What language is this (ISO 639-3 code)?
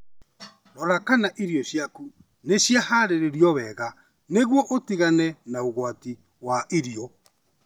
kik